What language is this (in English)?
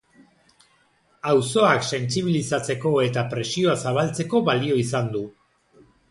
Basque